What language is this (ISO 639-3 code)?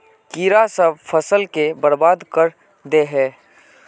mag